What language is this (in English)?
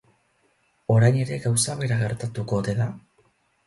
Basque